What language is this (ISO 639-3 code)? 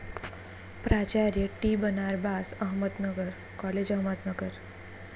mar